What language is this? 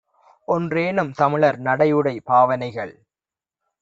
Tamil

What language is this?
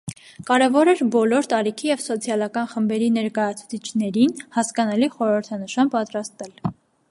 Armenian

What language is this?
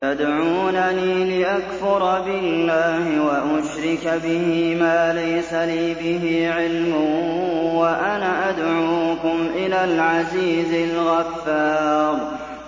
Arabic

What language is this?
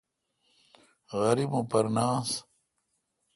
Kalkoti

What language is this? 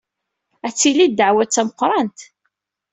Kabyle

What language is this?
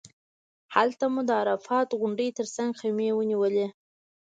Pashto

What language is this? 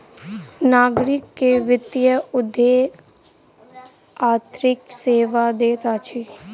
Maithili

